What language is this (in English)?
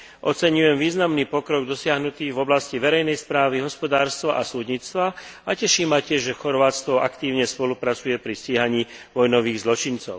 Slovak